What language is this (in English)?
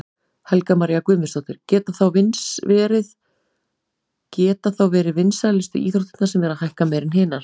Icelandic